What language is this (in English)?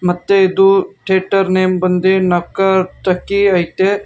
Kannada